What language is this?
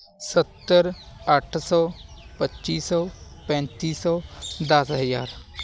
Punjabi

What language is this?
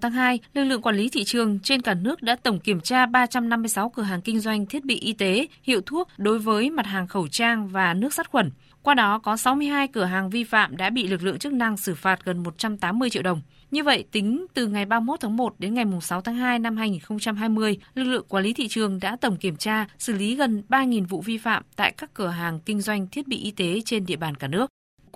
Vietnamese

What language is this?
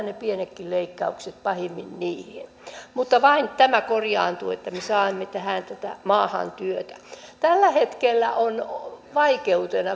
Finnish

